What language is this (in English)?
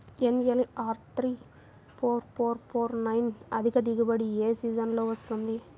Telugu